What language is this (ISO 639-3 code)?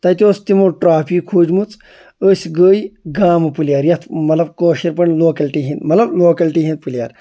kas